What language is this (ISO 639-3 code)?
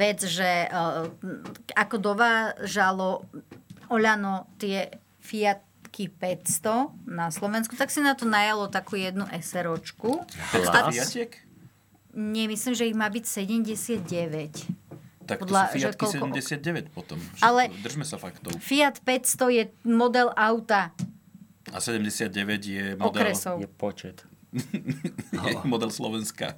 slk